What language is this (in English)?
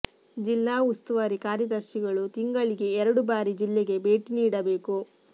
Kannada